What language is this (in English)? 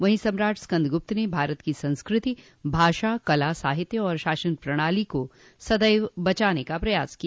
Hindi